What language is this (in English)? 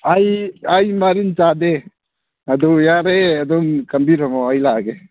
Manipuri